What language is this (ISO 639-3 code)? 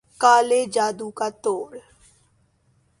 urd